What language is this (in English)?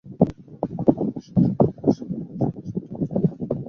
Bangla